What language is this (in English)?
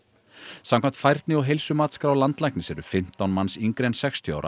Icelandic